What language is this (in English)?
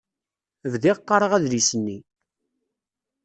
Kabyle